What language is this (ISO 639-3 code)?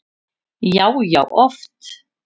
isl